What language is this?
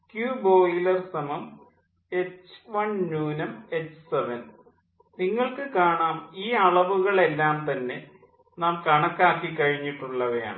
Malayalam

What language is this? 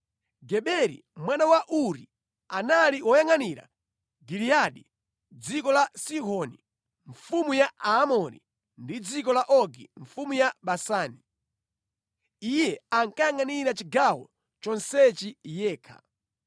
Nyanja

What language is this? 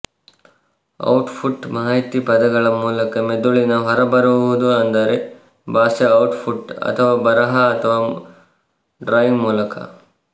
Kannada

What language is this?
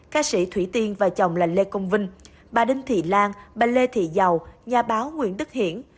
Vietnamese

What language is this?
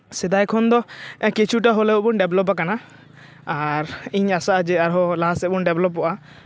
Santali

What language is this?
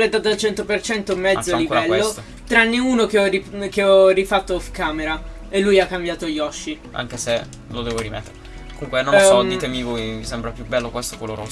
Italian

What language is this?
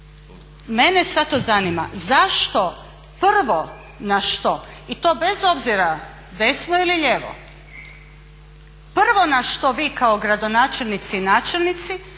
Croatian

